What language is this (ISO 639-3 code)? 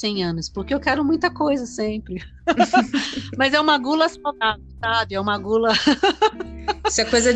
por